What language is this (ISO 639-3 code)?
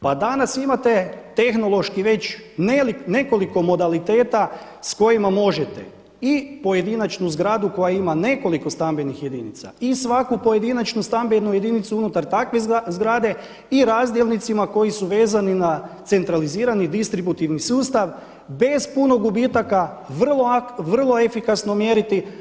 hrv